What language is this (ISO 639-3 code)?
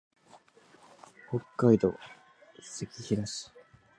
jpn